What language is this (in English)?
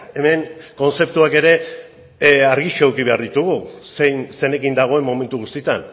Basque